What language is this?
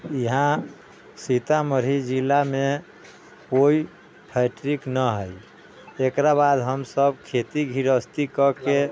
Maithili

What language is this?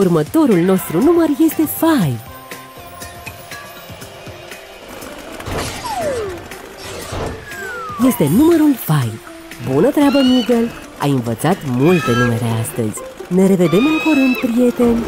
Romanian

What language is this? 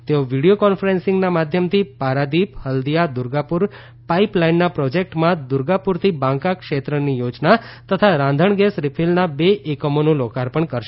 Gujarati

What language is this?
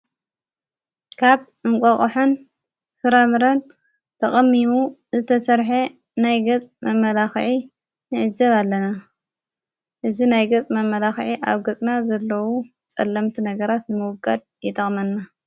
Tigrinya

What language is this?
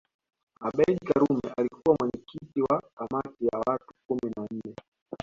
Swahili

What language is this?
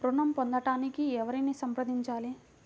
Telugu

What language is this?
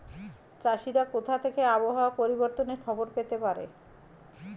Bangla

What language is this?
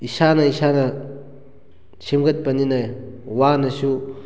Manipuri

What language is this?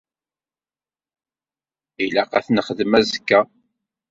Kabyle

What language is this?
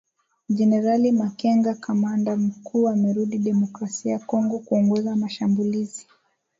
Swahili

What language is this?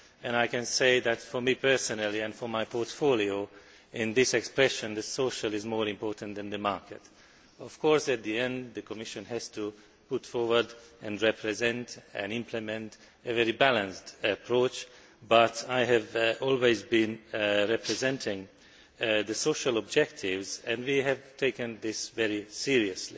English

